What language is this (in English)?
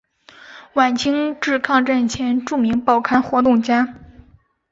Chinese